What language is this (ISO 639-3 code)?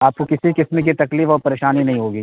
urd